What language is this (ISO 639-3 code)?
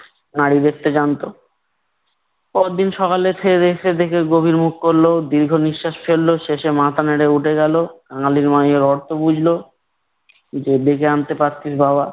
ben